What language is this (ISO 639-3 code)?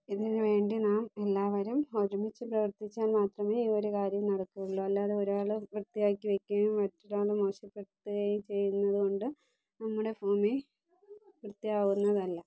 mal